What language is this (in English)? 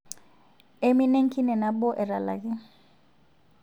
Masai